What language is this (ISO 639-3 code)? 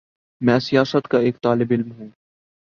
urd